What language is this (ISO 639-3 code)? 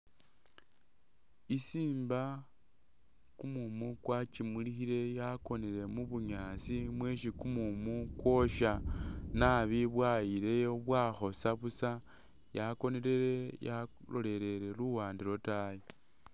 myx